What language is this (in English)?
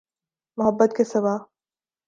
Urdu